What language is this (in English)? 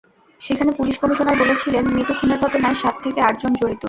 Bangla